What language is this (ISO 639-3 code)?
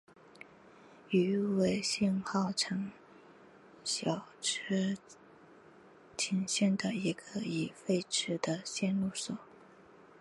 zho